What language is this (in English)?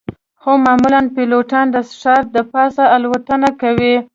Pashto